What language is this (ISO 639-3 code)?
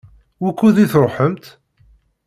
kab